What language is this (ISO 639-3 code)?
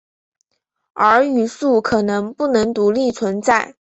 zho